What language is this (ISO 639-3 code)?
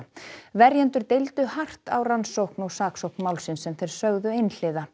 isl